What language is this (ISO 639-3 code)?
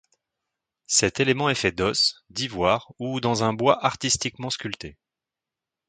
fra